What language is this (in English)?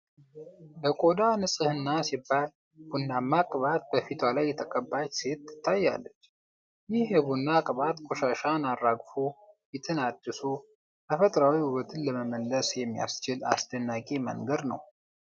Amharic